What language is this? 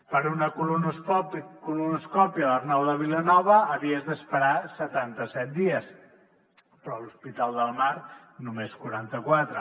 Catalan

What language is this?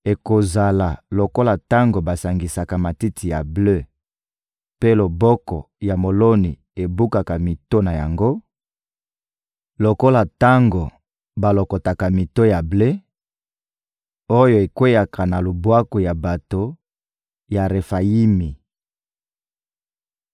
Lingala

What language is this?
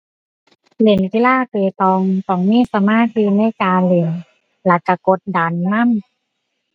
Thai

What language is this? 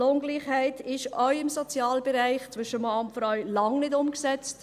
Swiss German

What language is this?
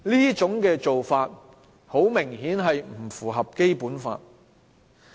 Cantonese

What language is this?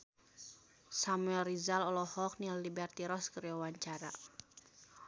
Sundanese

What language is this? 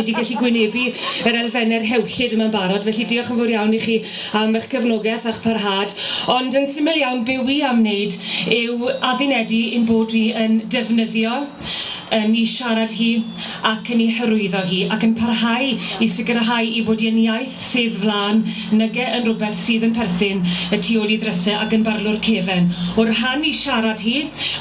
German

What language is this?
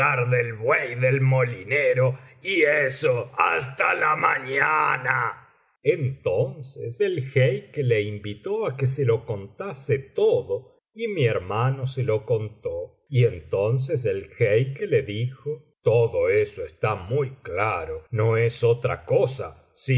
Spanish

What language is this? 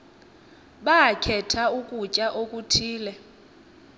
Xhosa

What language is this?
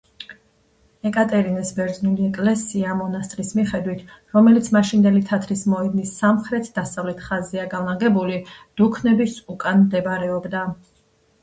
Georgian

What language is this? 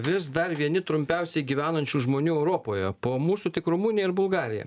Lithuanian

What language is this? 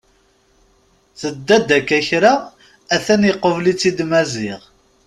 Kabyle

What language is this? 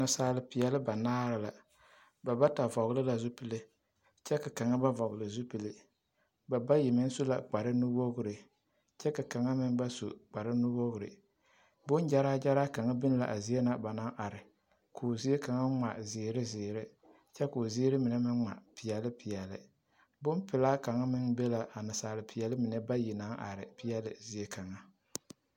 Southern Dagaare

